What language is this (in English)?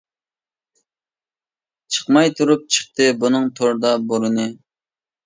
Uyghur